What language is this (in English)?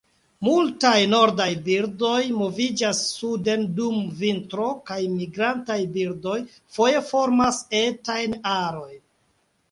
Esperanto